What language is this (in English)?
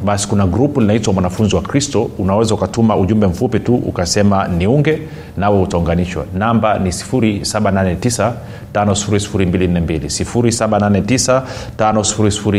Swahili